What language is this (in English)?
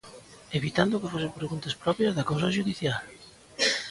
Galician